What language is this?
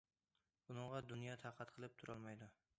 Uyghur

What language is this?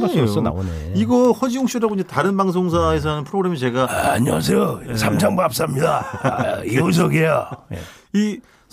Korean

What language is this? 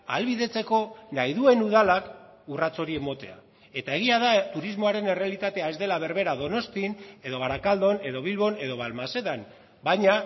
Basque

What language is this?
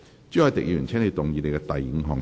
Cantonese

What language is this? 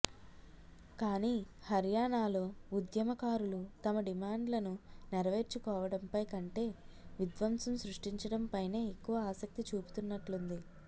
Telugu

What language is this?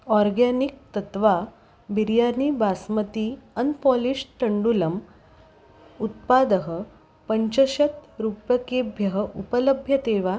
Sanskrit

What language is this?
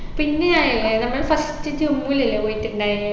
Malayalam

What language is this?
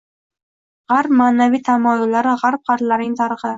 Uzbek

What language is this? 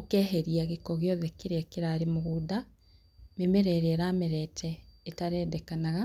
Kikuyu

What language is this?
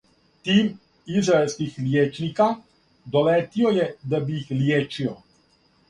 Serbian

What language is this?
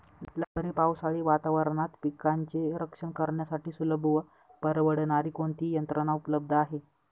Marathi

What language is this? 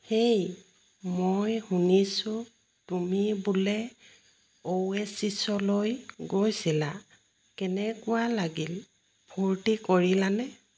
Assamese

